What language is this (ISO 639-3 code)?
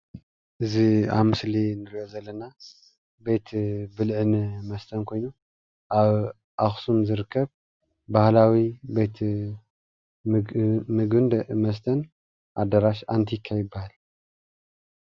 tir